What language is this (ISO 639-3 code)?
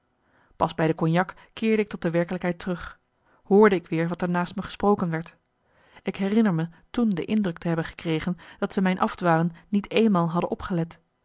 nld